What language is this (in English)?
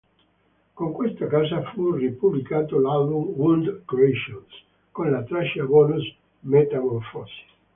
Italian